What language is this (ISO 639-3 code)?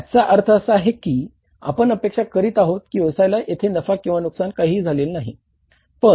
mar